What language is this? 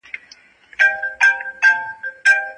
Pashto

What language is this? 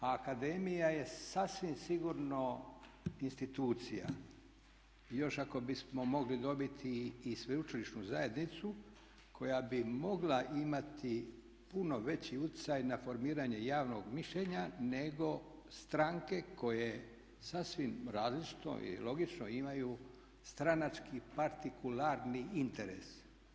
Croatian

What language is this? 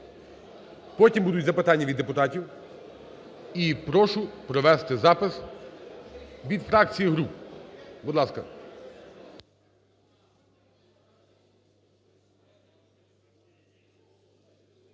Ukrainian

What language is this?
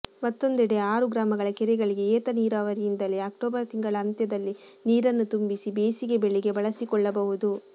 Kannada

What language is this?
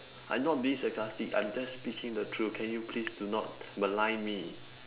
English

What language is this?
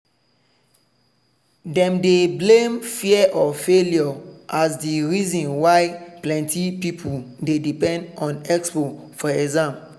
Nigerian Pidgin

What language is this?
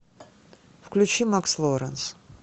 Russian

